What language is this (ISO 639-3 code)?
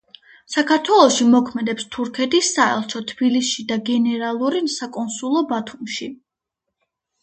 kat